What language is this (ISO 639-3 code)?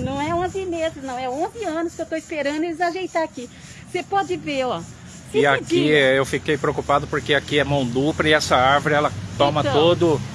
por